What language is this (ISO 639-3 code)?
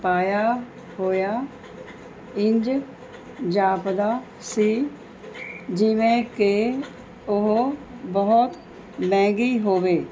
pan